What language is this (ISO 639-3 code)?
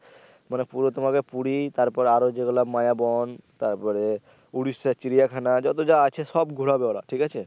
ben